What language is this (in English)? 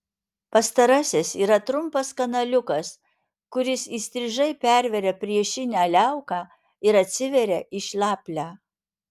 Lithuanian